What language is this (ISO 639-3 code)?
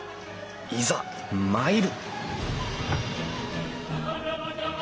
jpn